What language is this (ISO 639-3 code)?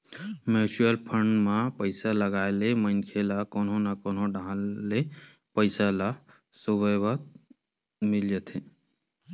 hne